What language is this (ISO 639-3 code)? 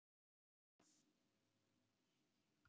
isl